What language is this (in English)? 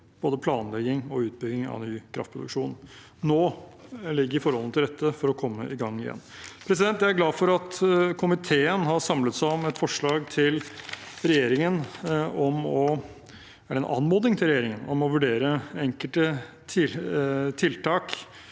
Norwegian